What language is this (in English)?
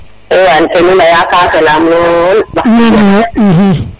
Serer